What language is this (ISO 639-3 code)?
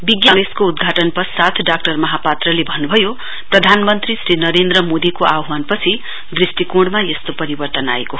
nep